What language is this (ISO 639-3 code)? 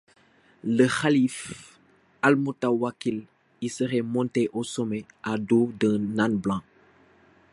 fra